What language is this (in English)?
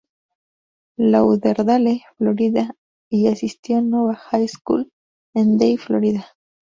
Spanish